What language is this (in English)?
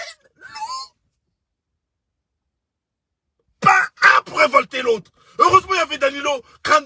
French